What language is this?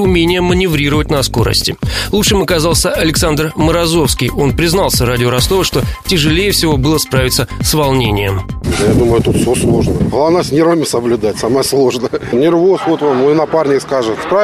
Russian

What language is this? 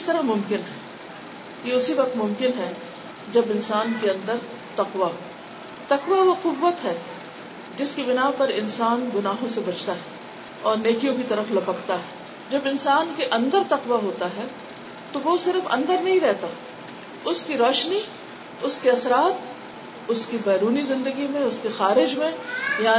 Urdu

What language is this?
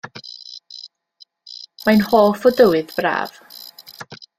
Welsh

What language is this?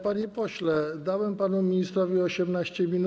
Polish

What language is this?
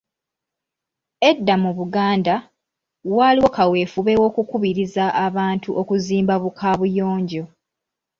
Ganda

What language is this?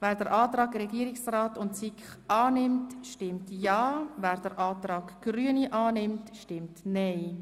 Swiss German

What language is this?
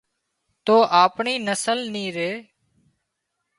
Wadiyara Koli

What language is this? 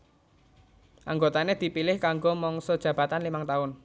Javanese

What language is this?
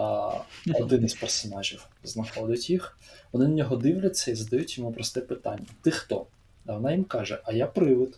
Ukrainian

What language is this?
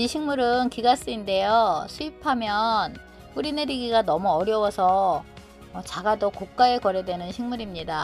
Korean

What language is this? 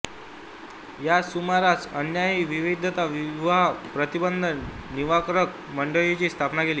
Marathi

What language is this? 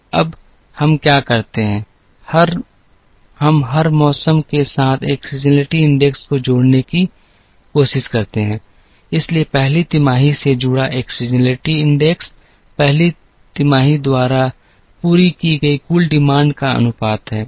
Hindi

